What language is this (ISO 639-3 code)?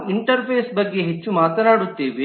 kan